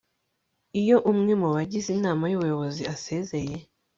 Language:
Kinyarwanda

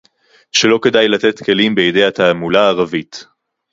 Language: Hebrew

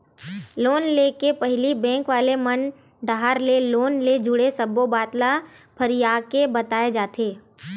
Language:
Chhattisgarhi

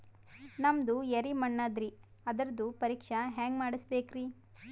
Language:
Kannada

